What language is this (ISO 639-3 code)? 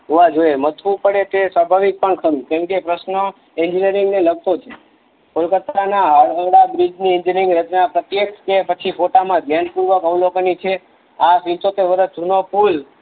guj